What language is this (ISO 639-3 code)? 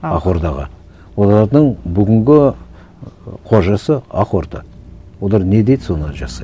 kaz